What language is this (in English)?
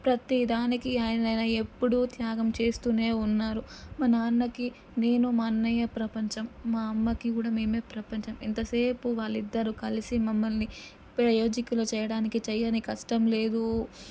Telugu